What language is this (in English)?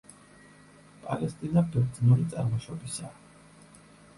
Georgian